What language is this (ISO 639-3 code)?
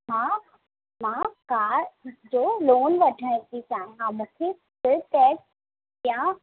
snd